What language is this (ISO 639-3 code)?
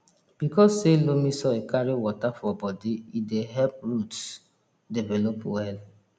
pcm